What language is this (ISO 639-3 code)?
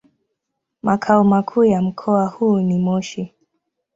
swa